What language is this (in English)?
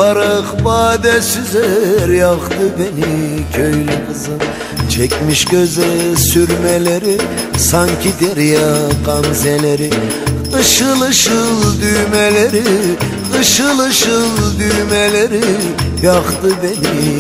Turkish